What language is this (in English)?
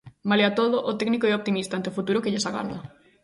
Galician